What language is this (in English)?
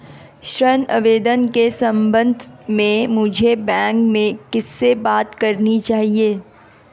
Hindi